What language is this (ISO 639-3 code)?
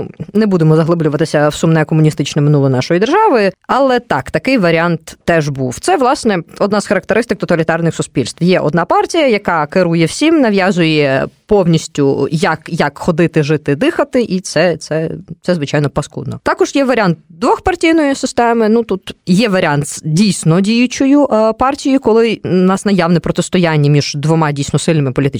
ukr